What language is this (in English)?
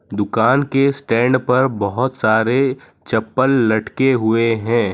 Hindi